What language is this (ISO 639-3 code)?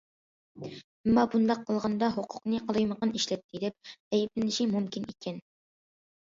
uig